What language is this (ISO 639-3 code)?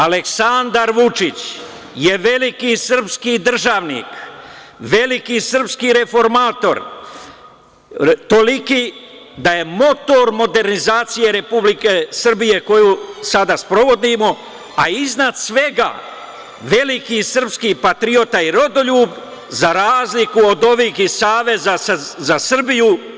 srp